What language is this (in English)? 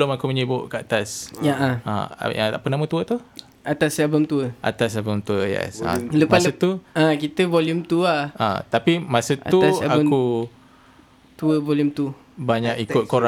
Malay